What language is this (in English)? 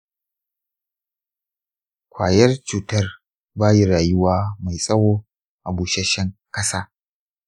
Hausa